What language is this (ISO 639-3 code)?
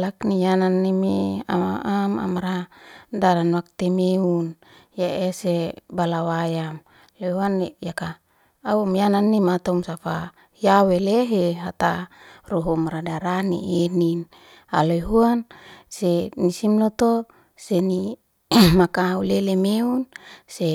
ste